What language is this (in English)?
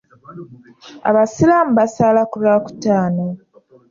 Ganda